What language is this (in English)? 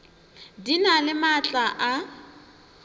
Northern Sotho